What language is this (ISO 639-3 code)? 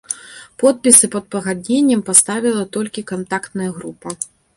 bel